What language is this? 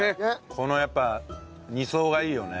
Japanese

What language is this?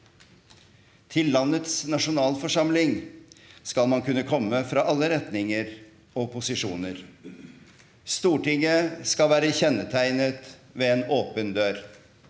Norwegian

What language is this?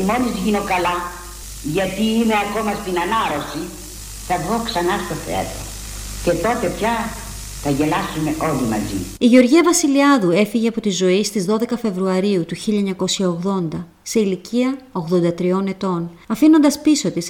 Greek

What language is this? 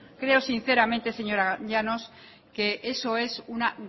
Spanish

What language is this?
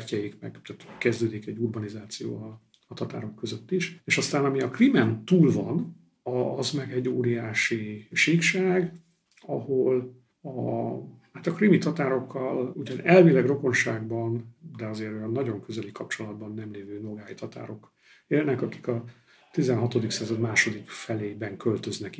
Hungarian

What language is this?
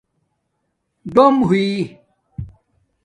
Domaaki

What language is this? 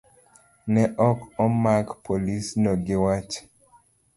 Luo (Kenya and Tanzania)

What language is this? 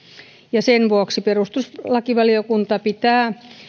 Finnish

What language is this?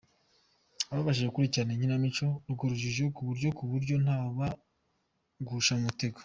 Kinyarwanda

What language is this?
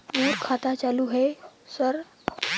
Chhattisgarhi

